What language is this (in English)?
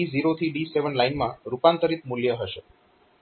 Gujarati